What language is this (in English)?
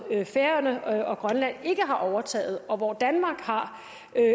Danish